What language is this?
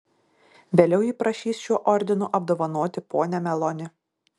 Lithuanian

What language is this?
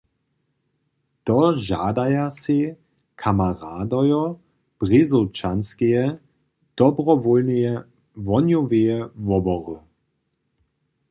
Upper Sorbian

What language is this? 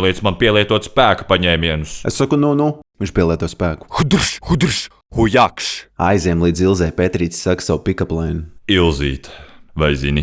Latvian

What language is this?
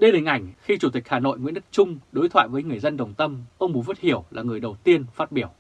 Vietnamese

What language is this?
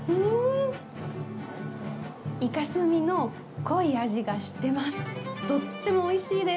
Japanese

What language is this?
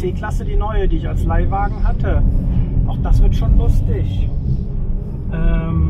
German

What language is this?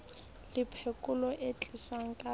Southern Sotho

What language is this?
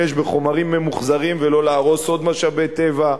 Hebrew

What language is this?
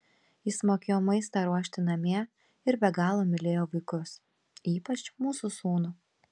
Lithuanian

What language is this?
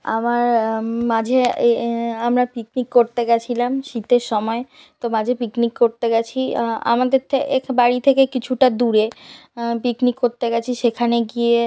Bangla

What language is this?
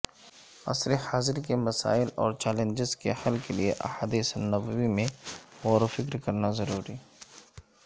Urdu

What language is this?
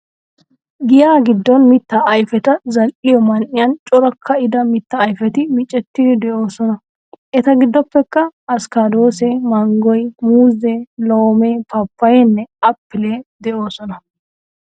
Wolaytta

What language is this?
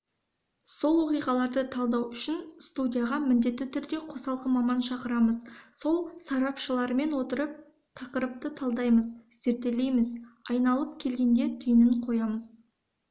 Kazakh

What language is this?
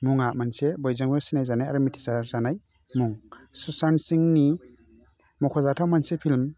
Bodo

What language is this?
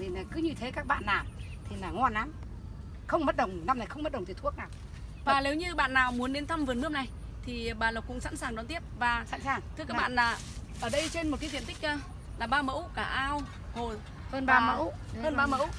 Vietnamese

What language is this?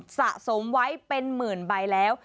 Thai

